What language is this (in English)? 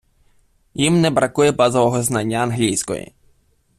Ukrainian